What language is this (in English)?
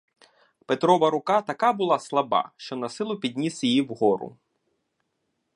Ukrainian